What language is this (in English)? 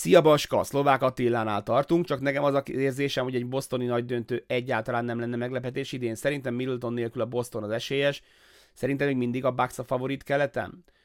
Hungarian